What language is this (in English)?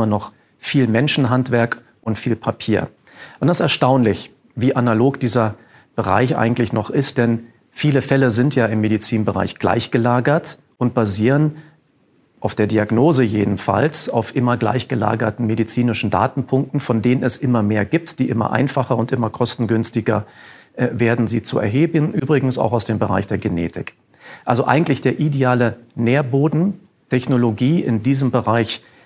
German